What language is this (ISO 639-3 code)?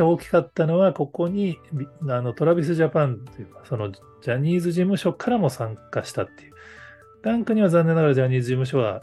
jpn